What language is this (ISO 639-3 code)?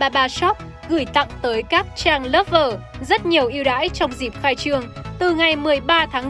vie